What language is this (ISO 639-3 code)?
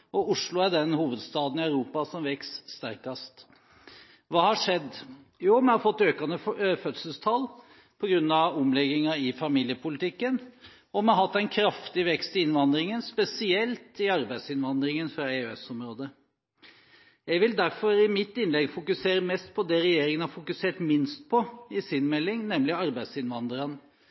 nob